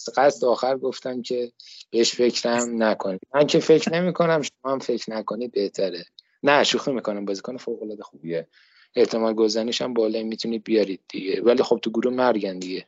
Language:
Persian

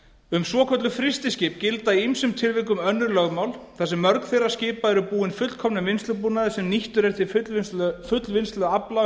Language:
Icelandic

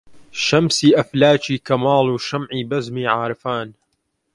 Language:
Central Kurdish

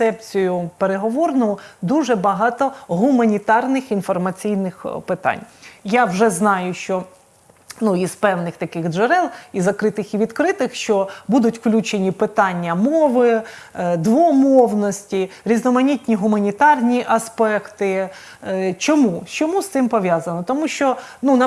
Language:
Ukrainian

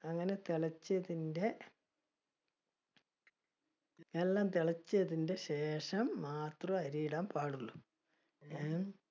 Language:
Malayalam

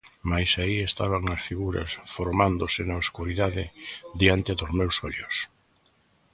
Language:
Galician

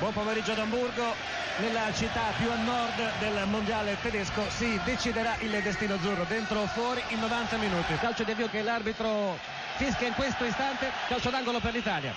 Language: Italian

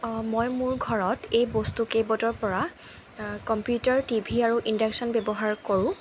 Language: Assamese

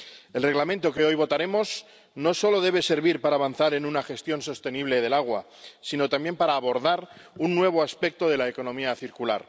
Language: Spanish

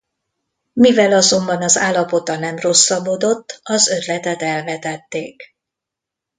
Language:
Hungarian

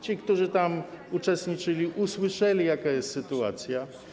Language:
Polish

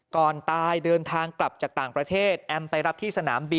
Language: Thai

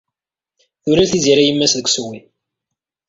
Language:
Kabyle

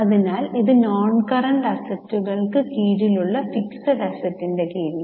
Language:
Malayalam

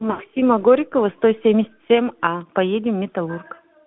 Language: Russian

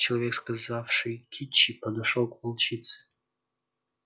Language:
Russian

